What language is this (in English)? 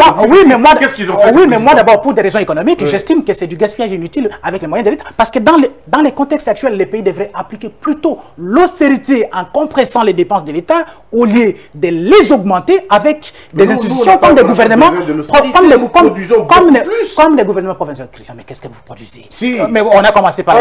French